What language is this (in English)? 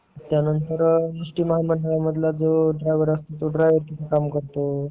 Marathi